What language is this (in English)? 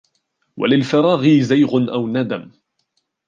Arabic